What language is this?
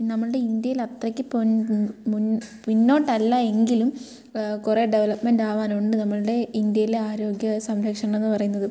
Malayalam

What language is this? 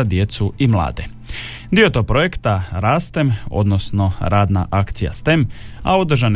Croatian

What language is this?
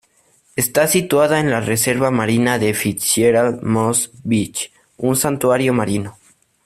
Spanish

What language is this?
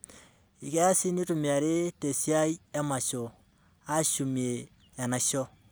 Masai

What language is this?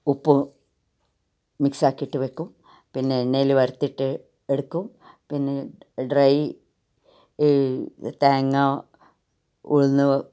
Malayalam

